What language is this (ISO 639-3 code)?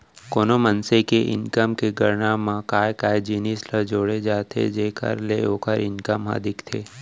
hne